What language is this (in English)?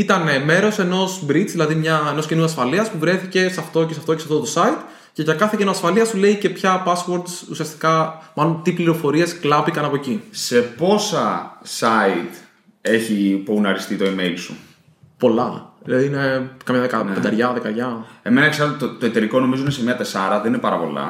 Greek